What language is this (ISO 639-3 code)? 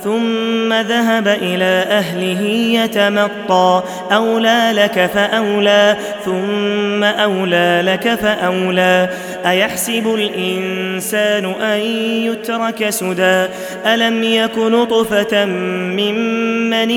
ara